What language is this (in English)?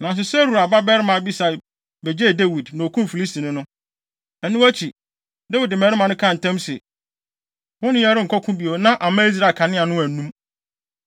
Akan